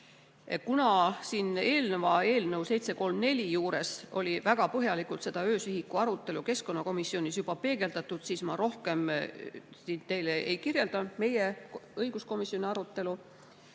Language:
Estonian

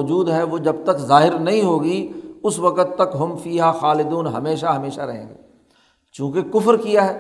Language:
Urdu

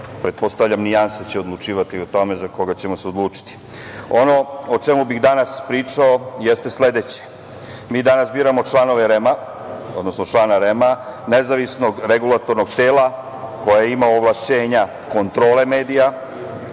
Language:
Serbian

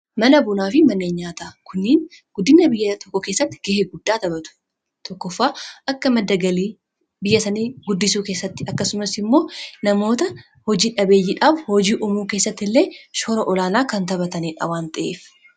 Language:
Oromo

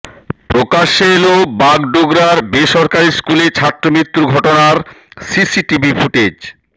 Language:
Bangla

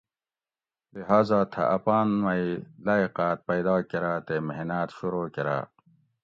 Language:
Gawri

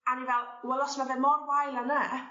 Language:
Welsh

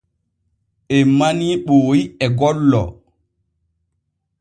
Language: Borgu Fulfulde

